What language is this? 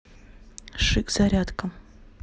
Russian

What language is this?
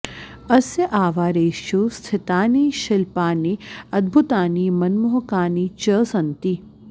Sanskrit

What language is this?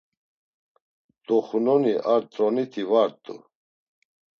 Laz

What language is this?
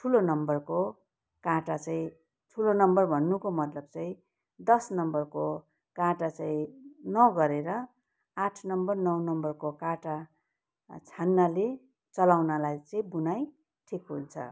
Nepali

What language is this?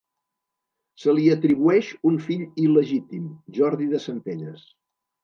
Catalan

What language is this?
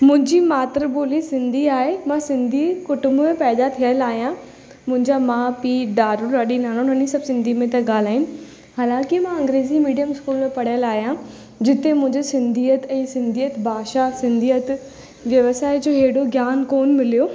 Sindhi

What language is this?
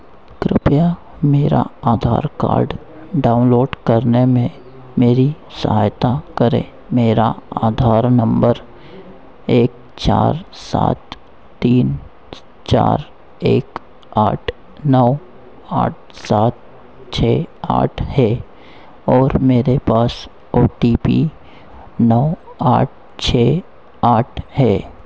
Hindi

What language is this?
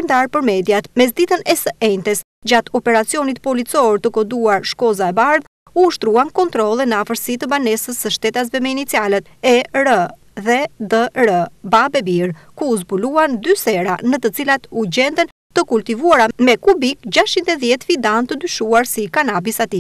Romanian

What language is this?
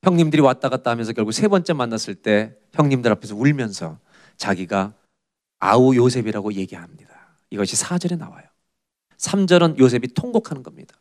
Korean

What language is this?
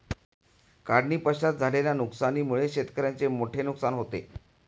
Marathi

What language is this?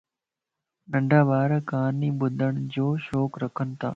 Lasi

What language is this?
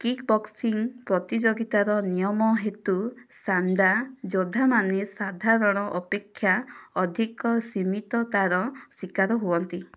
Odia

